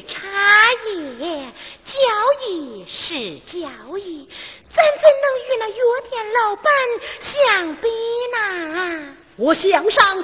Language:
Chinese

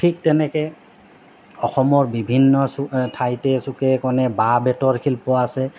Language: Assamese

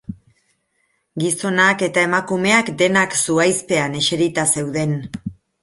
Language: Basque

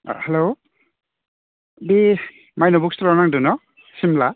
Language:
Bodo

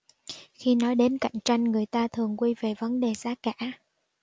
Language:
Vietnamese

